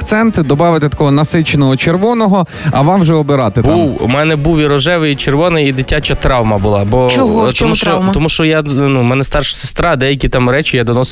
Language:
Ukrainian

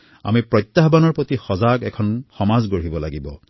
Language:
Assamese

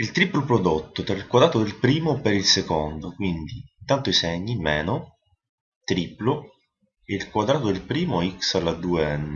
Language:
Italian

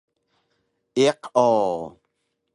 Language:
Taroko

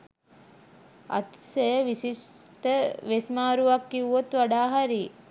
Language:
Sinhala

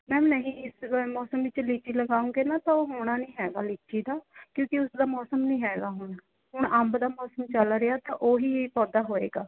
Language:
Punjabi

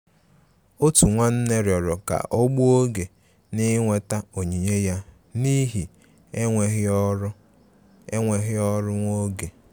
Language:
Igbo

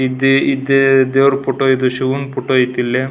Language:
Kannada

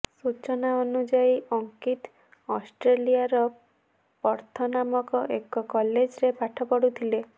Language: Odia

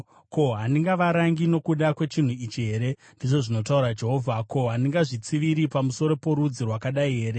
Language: Shona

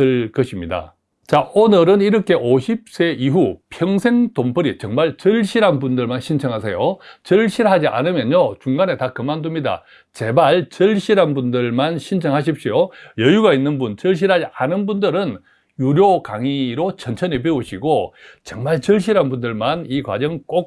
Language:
Korean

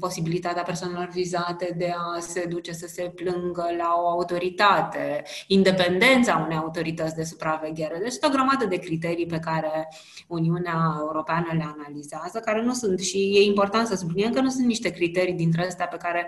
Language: Romanian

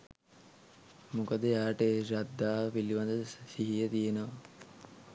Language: Sinhala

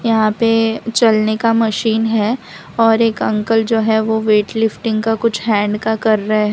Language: Hindi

